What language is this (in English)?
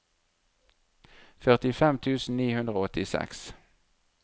Norwegian